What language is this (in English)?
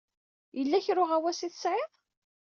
Kabyle